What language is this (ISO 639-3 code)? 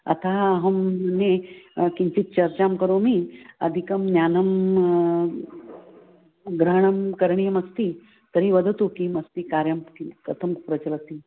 san